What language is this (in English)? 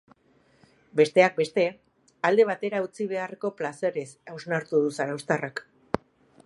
Basque